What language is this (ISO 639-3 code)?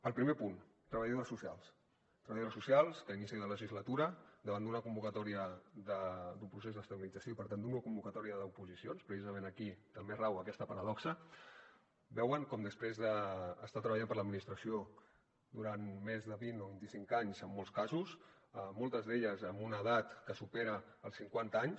cat